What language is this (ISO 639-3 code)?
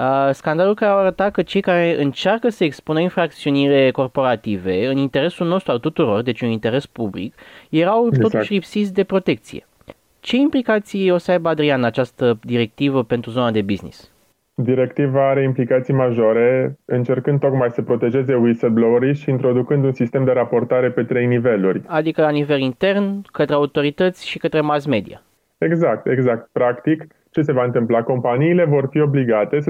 ron